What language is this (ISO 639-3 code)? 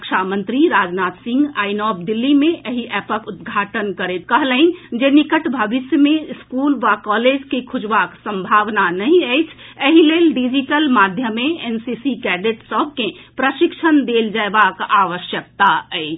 mai